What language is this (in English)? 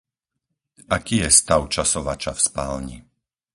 Slovak